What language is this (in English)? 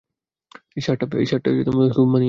Bangla